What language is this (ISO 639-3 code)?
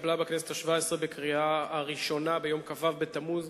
heb